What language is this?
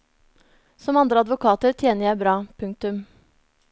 Norwegian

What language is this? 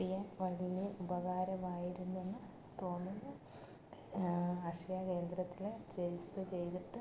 Malayalam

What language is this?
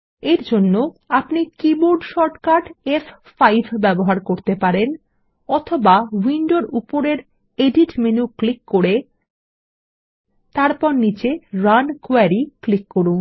Bangla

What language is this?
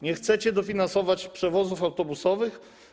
Polish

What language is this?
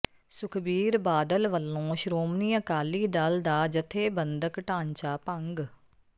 Punjabi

